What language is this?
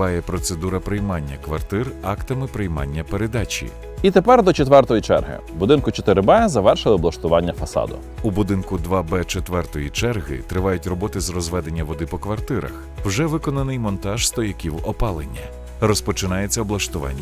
Ukrainian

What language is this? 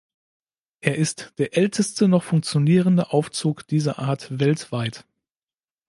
German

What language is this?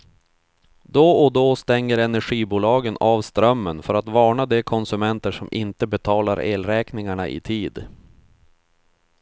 Swedish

